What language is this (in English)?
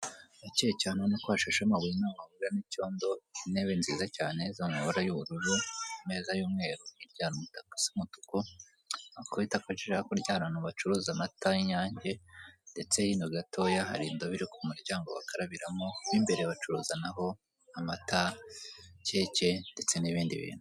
Kinyarwanda